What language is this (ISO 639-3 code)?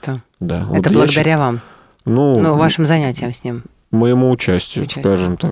rus